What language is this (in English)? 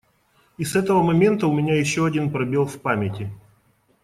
Russian